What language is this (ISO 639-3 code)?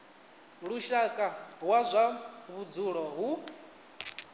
ven